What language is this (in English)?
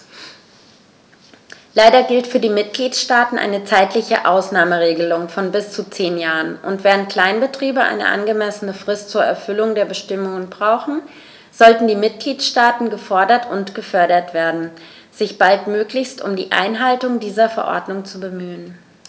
German